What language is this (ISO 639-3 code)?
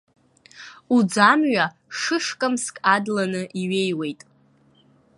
abk